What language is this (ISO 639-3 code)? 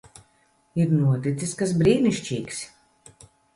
lav